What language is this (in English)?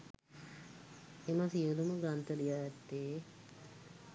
Sinhala